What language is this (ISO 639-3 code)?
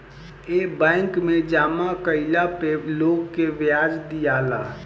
bho